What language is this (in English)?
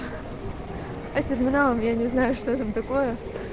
Russian